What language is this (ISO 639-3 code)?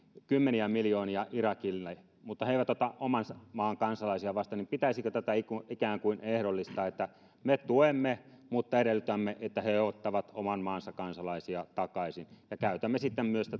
fin